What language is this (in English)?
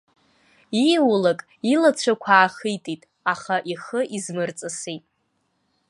Abkhazian